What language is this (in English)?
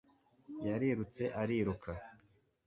Kinyarwanda